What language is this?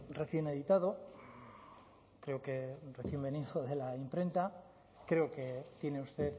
Spanish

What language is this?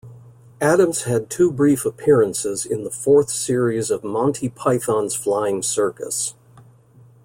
English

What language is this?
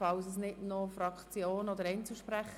Swiss German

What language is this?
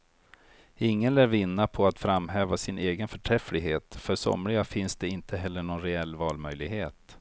Swedish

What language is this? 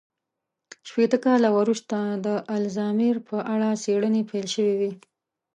Pashto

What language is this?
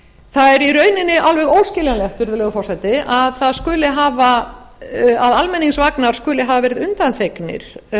Icelandic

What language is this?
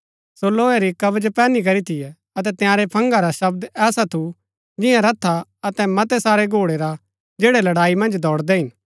Gaddi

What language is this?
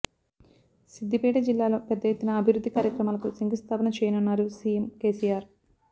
Telugu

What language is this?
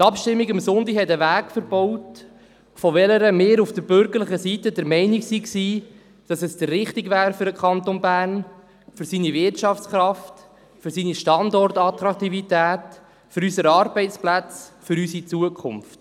Swiss German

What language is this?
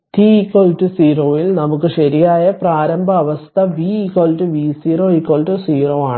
Malayalam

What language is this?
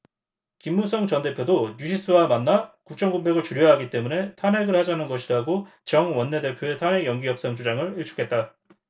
Korean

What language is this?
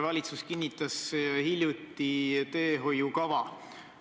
Estonian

